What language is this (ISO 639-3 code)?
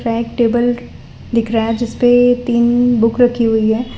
hin